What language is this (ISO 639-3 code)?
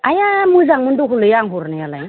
brx